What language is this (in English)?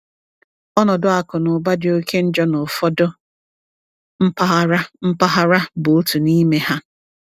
Igbo